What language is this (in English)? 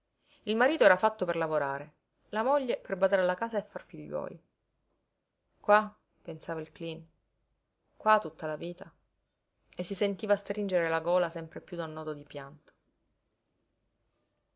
Italian